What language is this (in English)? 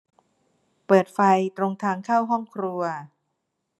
Thai